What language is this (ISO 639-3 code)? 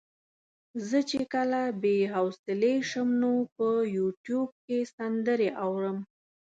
pus